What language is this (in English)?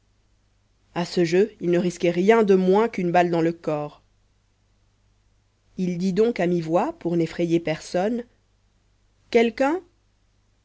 French